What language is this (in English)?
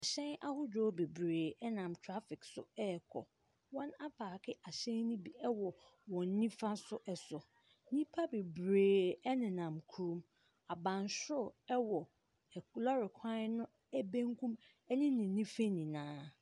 Akan